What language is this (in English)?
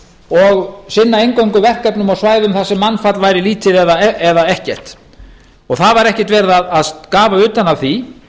Icelandic